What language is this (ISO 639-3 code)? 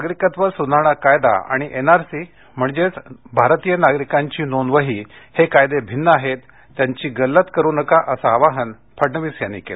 mar